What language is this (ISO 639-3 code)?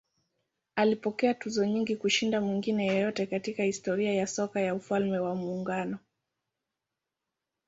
swa